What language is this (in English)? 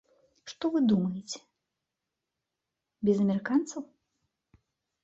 Belarusian